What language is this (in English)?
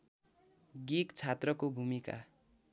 Nepali